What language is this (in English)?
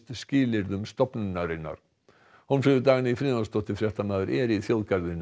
Icelandic